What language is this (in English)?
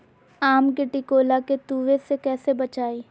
Magahi